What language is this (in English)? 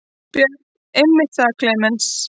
Icelandic